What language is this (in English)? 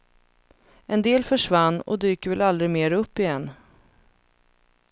Swedish